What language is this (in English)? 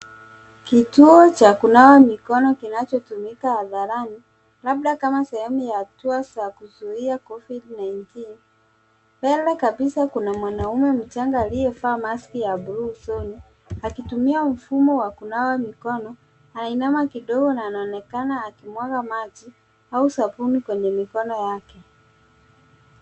Swahili